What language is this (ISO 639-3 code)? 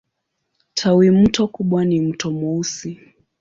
swa